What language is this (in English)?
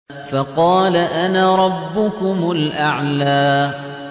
Arabic